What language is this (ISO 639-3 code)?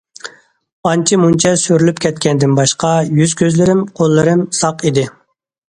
uig